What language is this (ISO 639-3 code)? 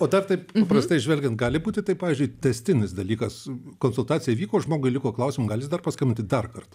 lit